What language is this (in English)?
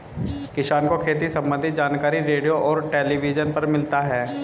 Hindi